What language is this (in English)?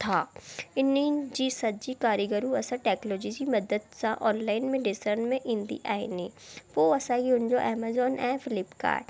Sindhi